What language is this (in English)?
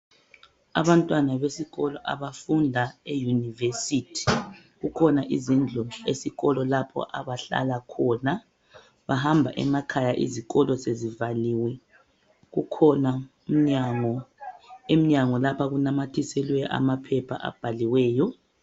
North Ndebele